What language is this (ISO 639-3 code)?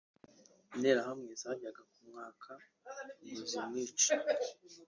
kin